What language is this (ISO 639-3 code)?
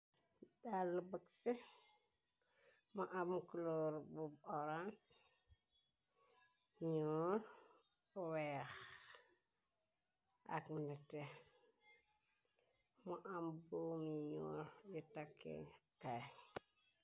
wol